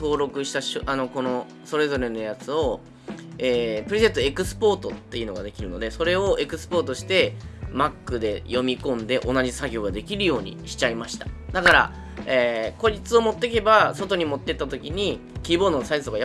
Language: Japanese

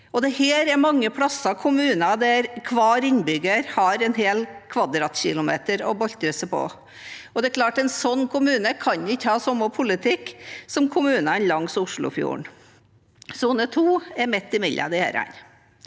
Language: Norwegian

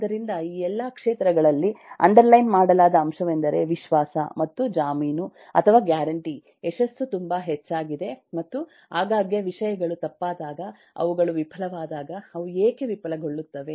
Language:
Kannada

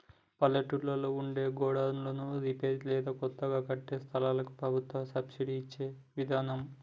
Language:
Telugu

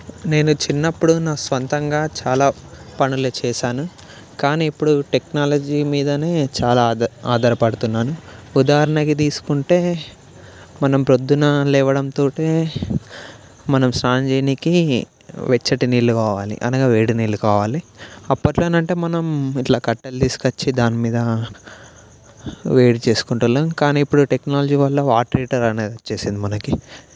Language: Telugu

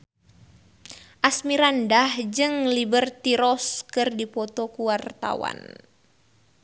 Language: Sundanese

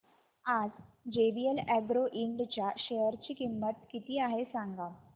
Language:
Marathi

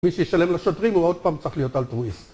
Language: Hebrew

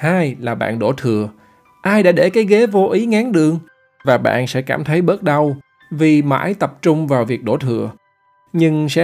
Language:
Vietnamese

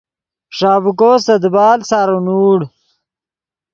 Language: Yidgha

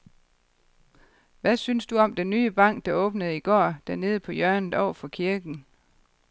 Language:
Danish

